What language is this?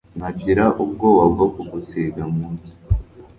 Kinyarwanda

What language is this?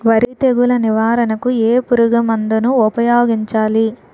Telugu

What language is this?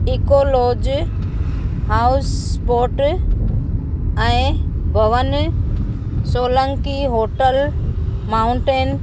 Sindhi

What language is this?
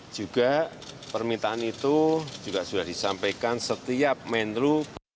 Indonesian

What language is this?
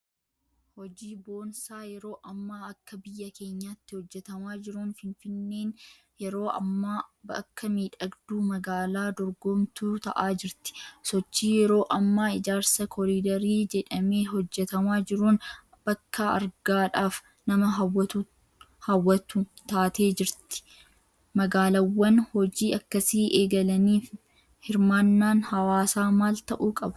Oromo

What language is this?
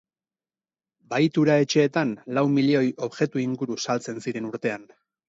Basque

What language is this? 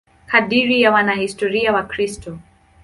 Swahili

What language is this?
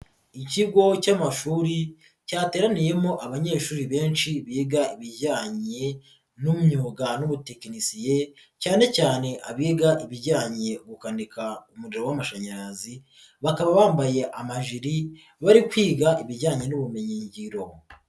Kinyarwanda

